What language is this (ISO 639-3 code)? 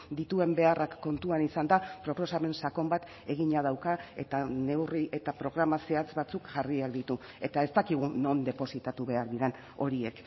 eus